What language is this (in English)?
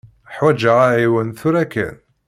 Kabyle